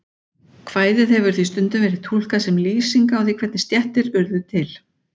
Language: Icelandic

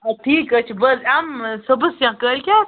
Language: Kashmiri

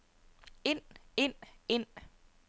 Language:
Danish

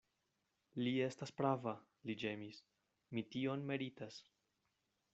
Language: Esperanto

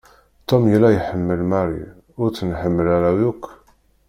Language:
Kabyle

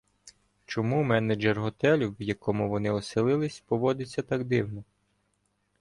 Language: Ukrainian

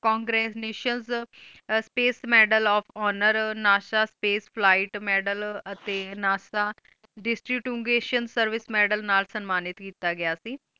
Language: Punjabi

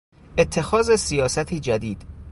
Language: Persian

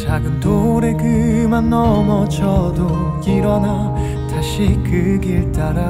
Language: Korean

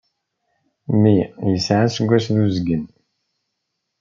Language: Kabyle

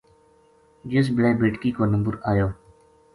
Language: Gujari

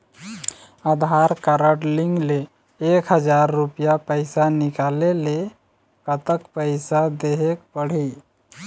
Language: Chhattisgarhi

